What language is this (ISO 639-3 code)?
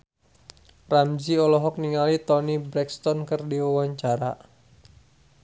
sun